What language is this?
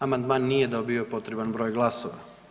Croatian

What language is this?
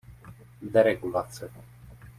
Czech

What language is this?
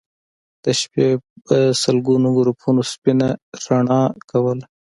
Pashto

